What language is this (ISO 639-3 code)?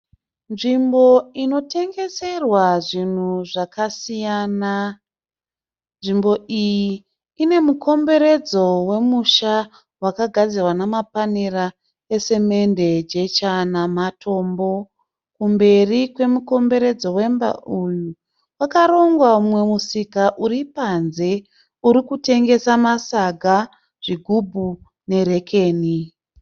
sna